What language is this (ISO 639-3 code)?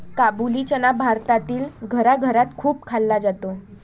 mar